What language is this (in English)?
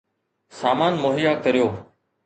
Sindhi